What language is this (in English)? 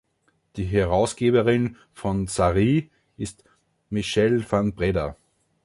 German